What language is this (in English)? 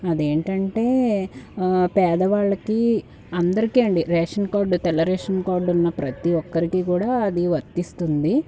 Telugu